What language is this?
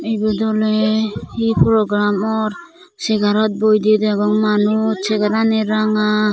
Chakma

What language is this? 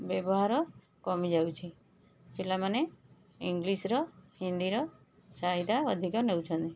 Odia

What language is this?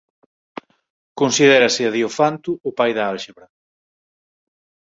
Galician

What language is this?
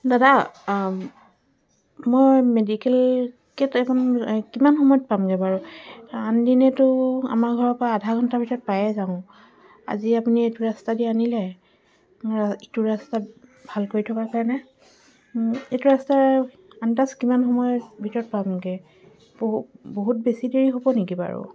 Assamese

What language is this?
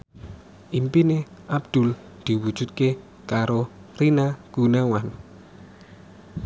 Javanese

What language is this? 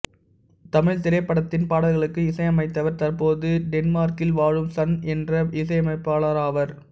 Tamil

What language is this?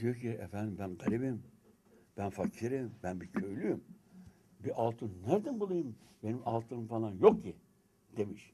Turkish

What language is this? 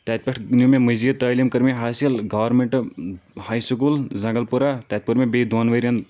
Kashmiri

